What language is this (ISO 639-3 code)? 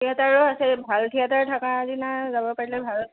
asm